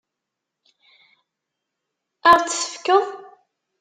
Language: Kabyle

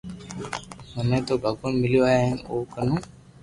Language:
Loarki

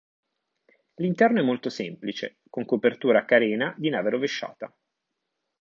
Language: Italian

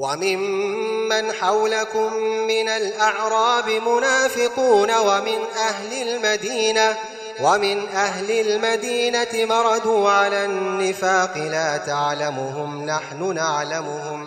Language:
Arabic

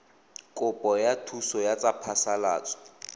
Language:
Tswana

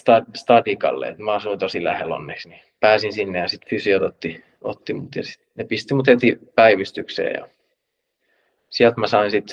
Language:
Finnish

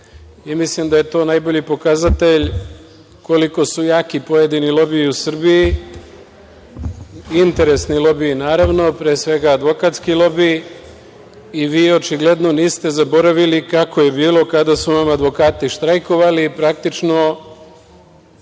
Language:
Serbian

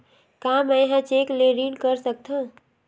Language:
Chhattisgarhi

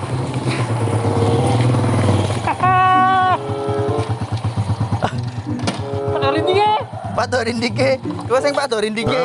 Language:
Indonesian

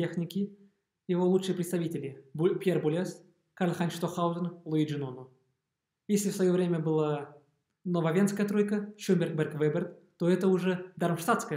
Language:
Russian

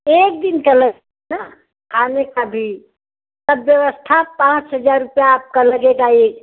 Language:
Hindi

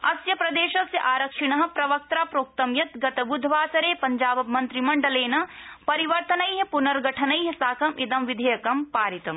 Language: Sanskrit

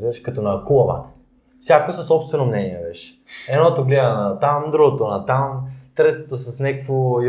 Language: Bulgarian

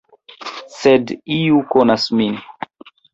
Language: Esperanto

